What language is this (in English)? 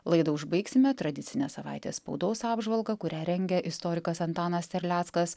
Lithuanian